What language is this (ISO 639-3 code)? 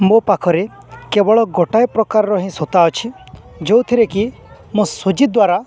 ori